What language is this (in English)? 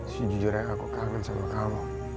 Indonesian